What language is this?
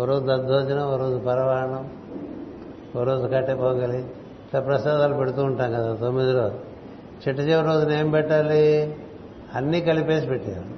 Telugu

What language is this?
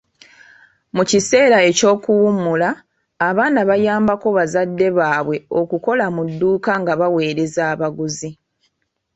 Ganda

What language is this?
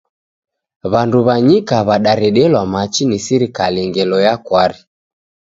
Taita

